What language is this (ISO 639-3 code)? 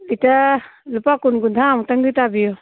mni